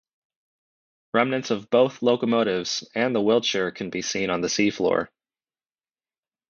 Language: English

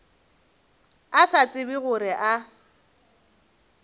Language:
Northern Sotho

